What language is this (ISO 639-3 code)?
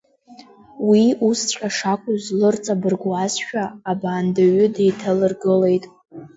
abk